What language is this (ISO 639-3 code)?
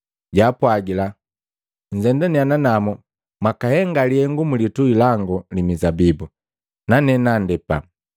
mgv